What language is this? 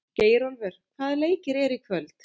Icelandic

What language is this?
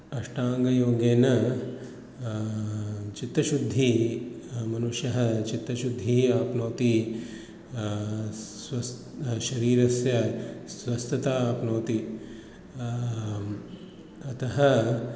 Sanskrit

